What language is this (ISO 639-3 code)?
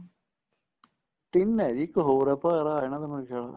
pan